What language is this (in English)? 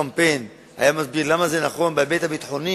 Hebrew